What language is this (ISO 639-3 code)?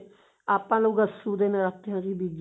pan